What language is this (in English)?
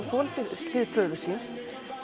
Icelandic